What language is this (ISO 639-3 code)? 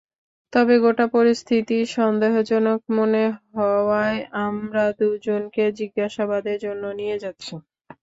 ben